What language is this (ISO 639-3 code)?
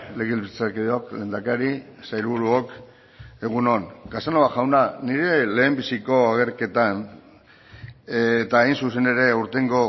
eus